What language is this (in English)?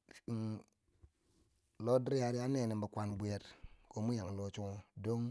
Bangwinji